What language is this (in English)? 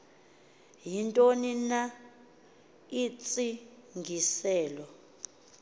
Xhosa